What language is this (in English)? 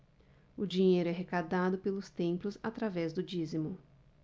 Portuguese